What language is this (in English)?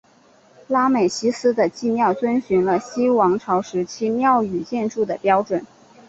Chinese